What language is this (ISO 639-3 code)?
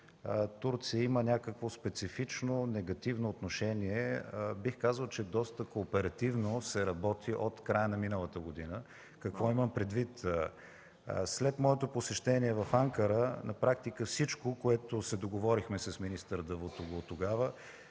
bul